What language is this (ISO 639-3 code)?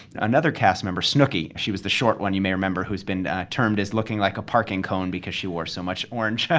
eng